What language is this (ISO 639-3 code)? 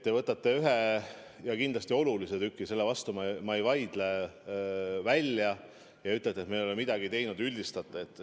est